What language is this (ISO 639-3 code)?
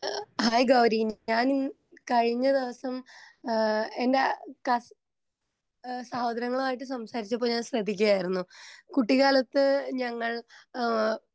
mal